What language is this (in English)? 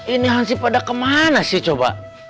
Indonesian